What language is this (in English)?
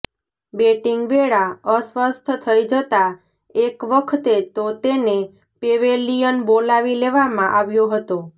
Gujarati